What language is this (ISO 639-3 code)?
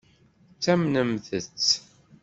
kab